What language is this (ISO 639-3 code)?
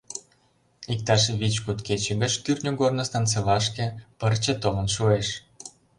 chm